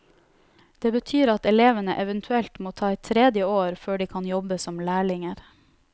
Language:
Norwegian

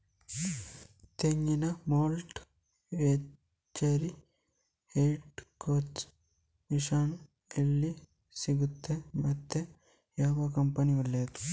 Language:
Kannada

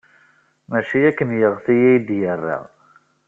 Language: Kabyle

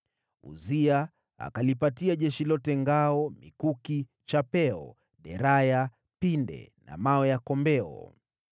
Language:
Swahili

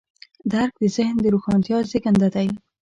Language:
Pashto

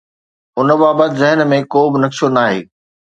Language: Sindhi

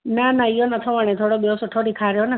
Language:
Sindhi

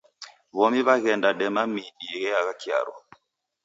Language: Taita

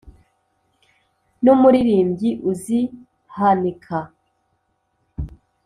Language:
Kinyarwanda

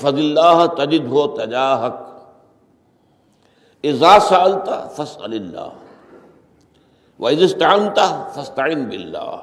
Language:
Urdu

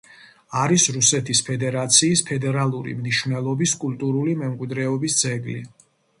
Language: Georgian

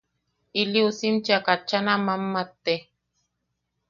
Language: Yaqui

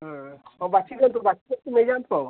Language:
Odia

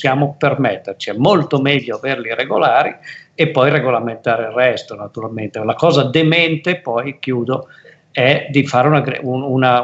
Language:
Italian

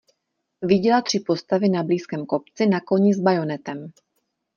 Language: Czech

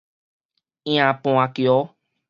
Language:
Min Nan Chinese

